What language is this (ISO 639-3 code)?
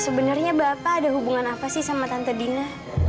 ind